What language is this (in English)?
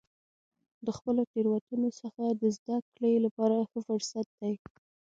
Pashto